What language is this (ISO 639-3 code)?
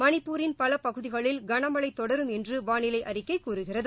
tam